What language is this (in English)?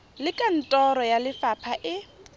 Tswana